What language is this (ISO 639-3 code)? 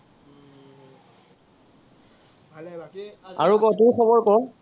asm